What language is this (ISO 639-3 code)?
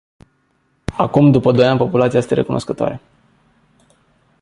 ron